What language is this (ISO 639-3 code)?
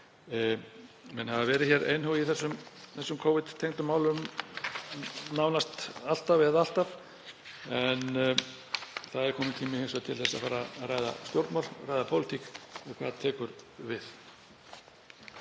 isl